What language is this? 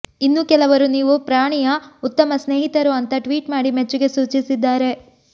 Kannada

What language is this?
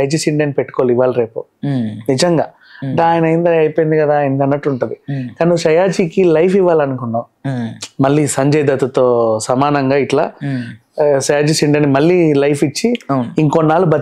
Telugu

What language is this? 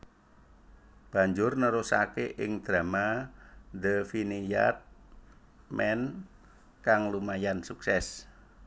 Javanese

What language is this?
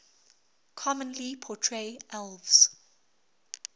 English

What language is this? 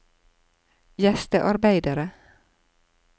Norwegian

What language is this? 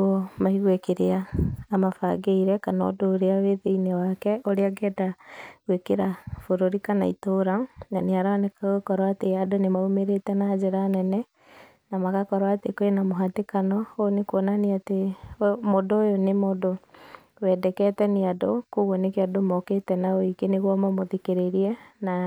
Kikuyu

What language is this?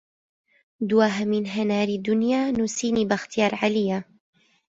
Central Kurdish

